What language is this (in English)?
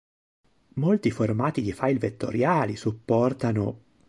Italian